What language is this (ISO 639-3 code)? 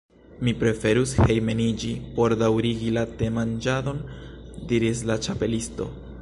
epo